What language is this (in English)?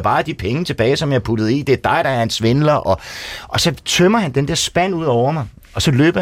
Danish